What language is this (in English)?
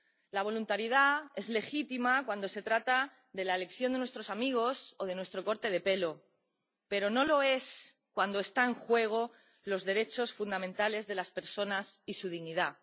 Spanish